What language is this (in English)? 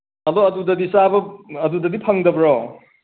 Manipuri